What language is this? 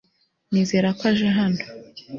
Kinyarwanda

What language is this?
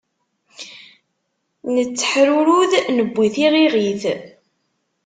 Kabyle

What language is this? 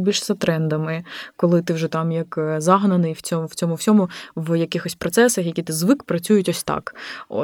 Ukrainian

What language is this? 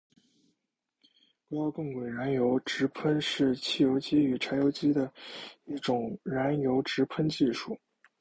Chinese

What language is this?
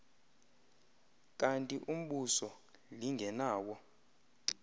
Xhosa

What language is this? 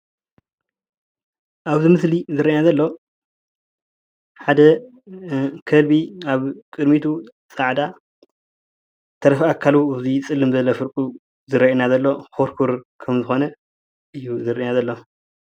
Tigrinya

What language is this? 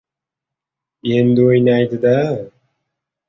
Uzbek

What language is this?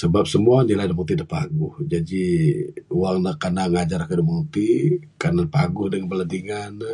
Bukar-Sadung Bidayuh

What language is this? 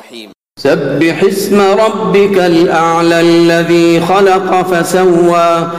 Arabic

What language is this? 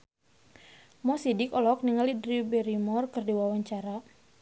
Sundanese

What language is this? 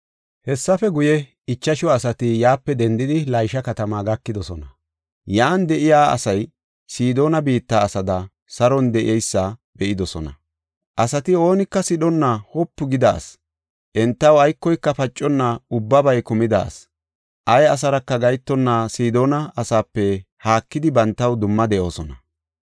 Gofa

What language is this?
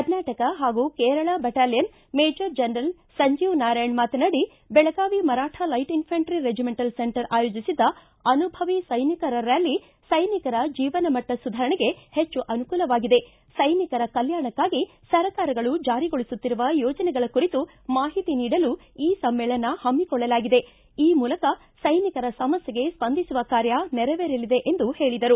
Kannada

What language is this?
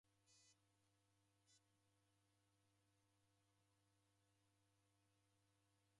Taita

